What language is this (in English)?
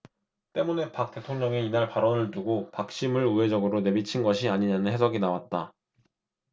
Korean